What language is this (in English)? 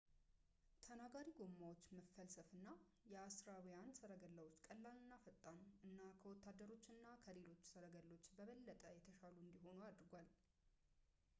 Amharic